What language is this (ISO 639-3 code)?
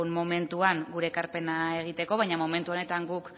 eus